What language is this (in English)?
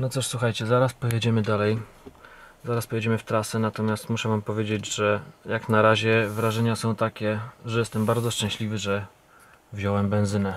Polish